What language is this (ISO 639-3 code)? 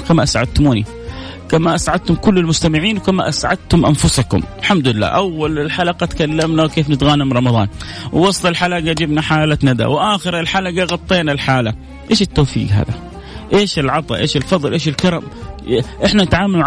ara